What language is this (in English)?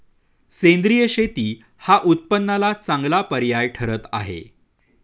Marathi